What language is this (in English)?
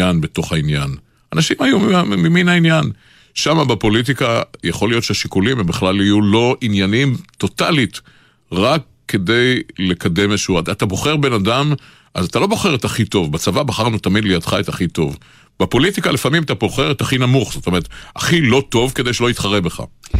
Hebrew